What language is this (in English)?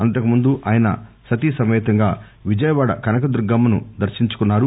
Telugu